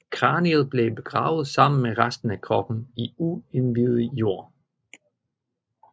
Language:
Danish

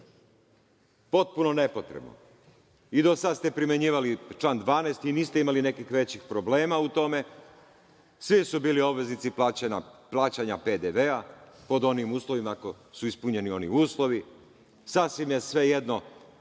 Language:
Serbian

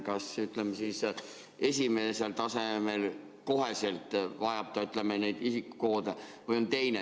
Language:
Estonian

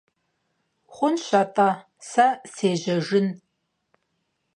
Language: Kabardian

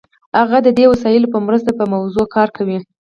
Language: Pashto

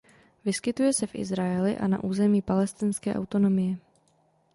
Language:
Czech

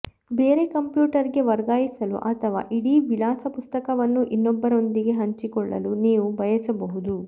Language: Kannada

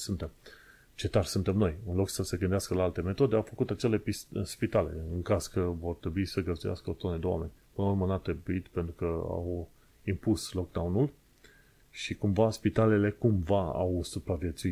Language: Romanian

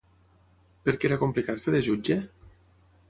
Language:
Catalan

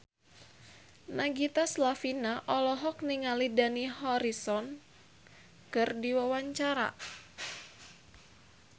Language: Sundanese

